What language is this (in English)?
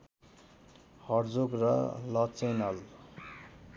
Nepali